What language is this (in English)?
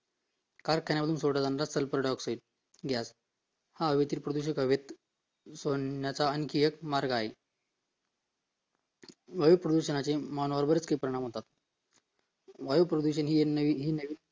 Marathi